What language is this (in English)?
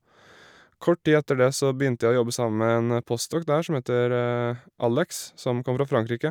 Norwegian